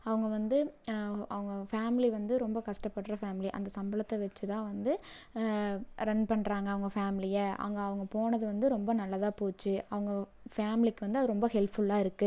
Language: Tamil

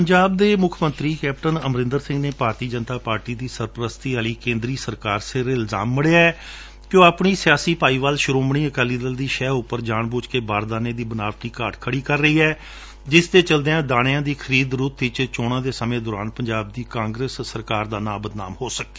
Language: Punjabi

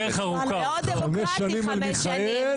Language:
Hebrew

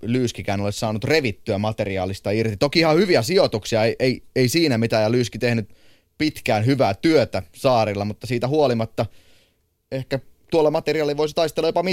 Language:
Finnish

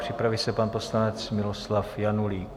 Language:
Czech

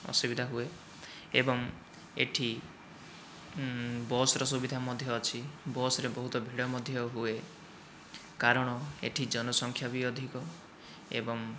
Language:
Odia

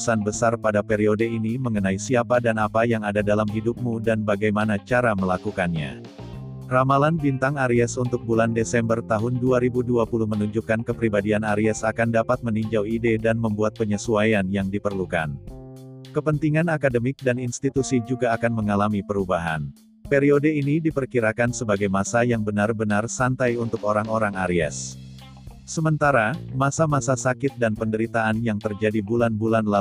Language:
Indonesian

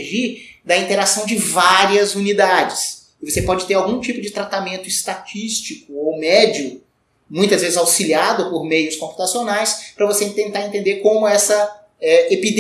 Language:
Portuguese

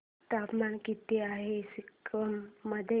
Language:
Marathi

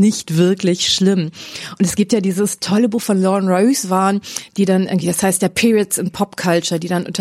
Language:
German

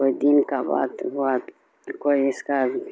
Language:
Urdu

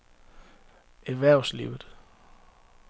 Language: Danish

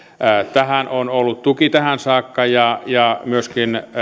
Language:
Finnish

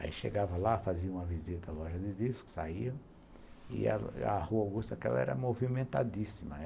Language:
Portuguese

